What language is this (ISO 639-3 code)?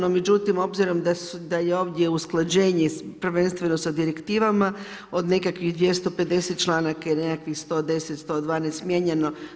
hrv